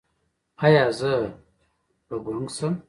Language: Pashto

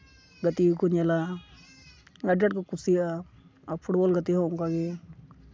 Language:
Santali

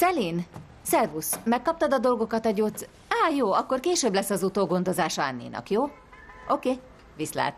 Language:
Hungarian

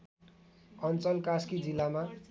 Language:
Nepali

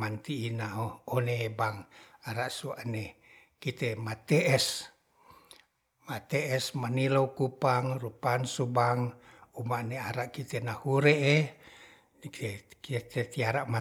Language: Ratahan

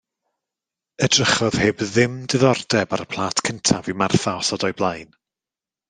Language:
Welsh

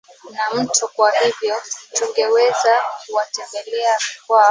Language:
Swahili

